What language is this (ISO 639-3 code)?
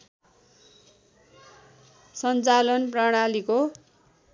nep